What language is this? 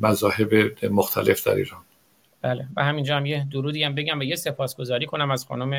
Persian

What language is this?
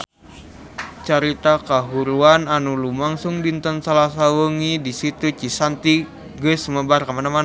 Sundanese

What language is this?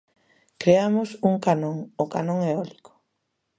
Galician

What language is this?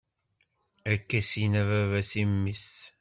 Kabyle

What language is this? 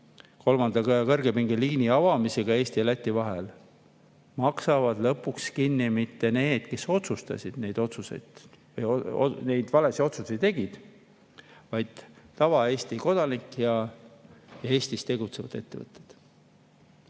Estonian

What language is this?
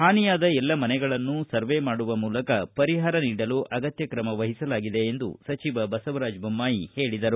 Kannada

